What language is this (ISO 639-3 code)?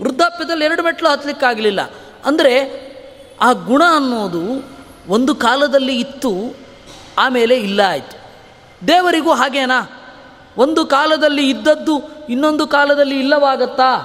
kan